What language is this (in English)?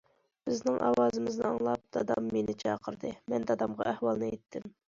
Uyghur